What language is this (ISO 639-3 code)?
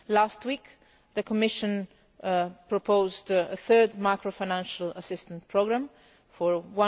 eng